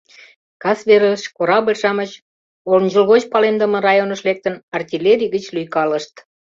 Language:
Mari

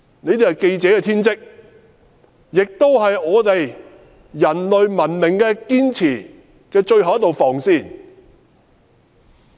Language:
Cantonese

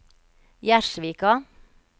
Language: Norwegian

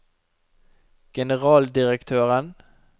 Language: Norwegian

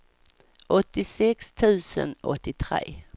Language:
Swedish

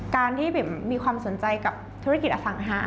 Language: Thai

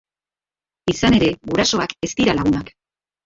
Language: Basque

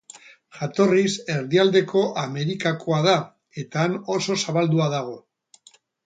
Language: Basque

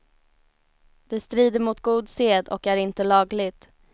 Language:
Swedish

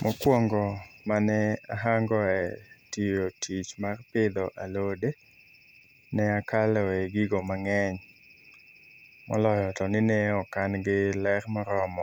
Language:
Luo (Kenya and Tanzania)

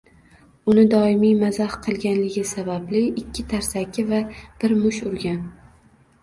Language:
Uzbek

